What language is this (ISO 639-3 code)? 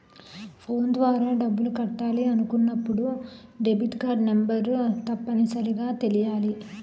tel